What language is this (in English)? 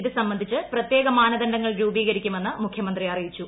Malayalam